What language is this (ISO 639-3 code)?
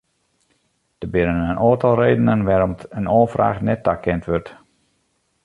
fry